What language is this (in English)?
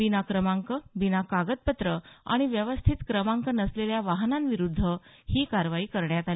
Marathi